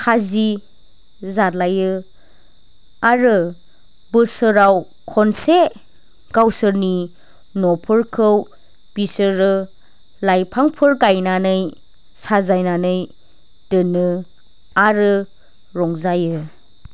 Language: Bodo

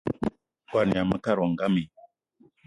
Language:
Eton (Cameroon)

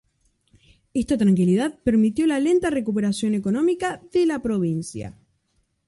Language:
Spanish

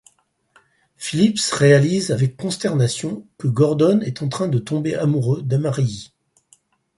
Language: French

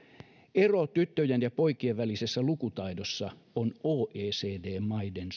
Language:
Finnish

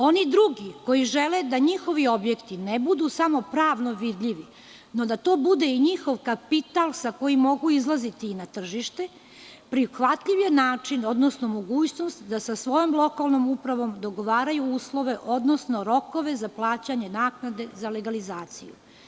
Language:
Serbian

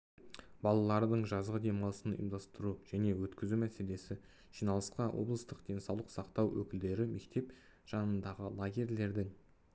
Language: Kazakh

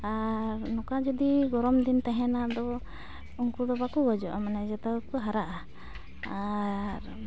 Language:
Santali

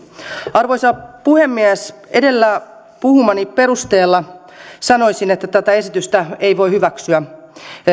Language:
Finnish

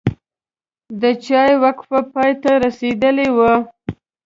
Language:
Pashto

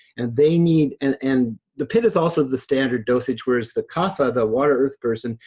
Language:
English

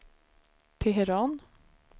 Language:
Swedish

